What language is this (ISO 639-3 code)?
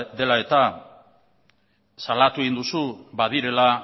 eus